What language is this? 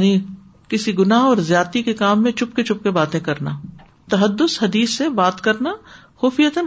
Urdu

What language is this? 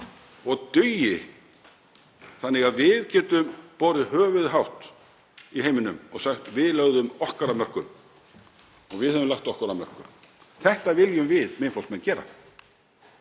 Icelandic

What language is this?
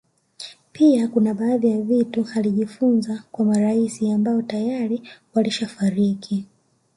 Swahili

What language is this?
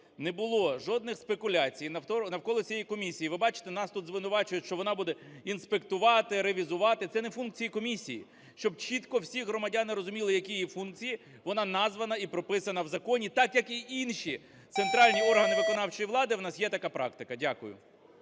Ukrainian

